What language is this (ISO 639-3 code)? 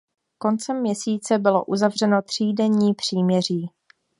ces